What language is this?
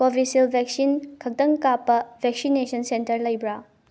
Manipuri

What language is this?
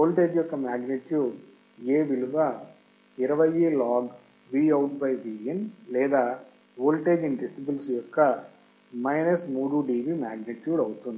Telugu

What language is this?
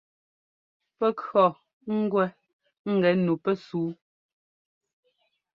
Ngomba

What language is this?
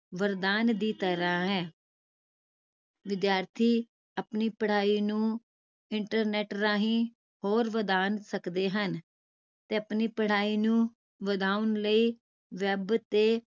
Punjabi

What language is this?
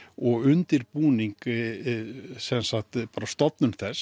Icelandic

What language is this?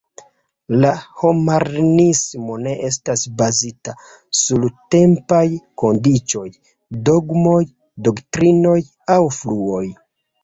Esperanto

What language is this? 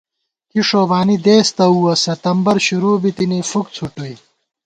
Gawar-Bati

